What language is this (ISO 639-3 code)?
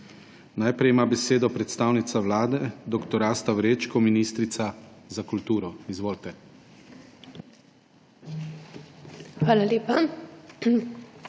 slv